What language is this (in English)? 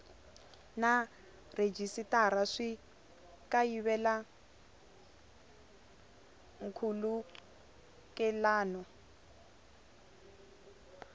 Tsonga